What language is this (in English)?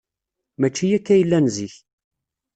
Kabyle